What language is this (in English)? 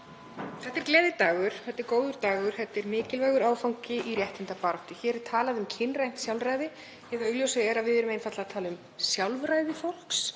Icelandic